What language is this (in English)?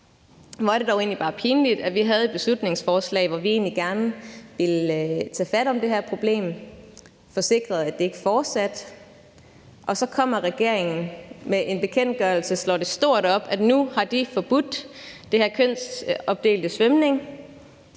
Danish